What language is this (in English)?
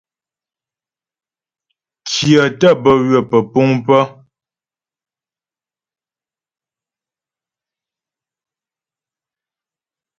Ghomala